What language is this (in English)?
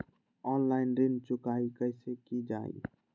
Magahi